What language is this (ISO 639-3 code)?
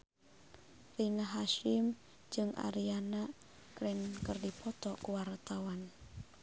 sun